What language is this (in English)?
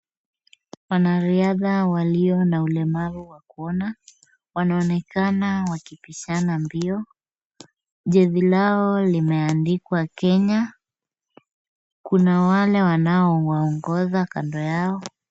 Swahili